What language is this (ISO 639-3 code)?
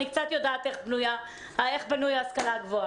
heb